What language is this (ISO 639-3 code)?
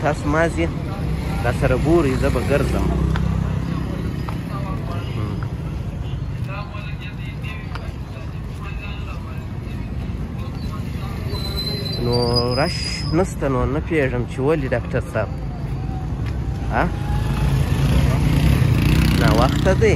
ara